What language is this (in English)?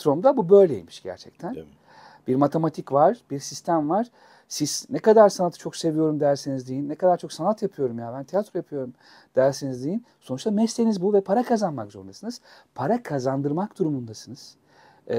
Turkish